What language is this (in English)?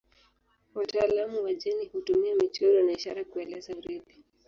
Swahili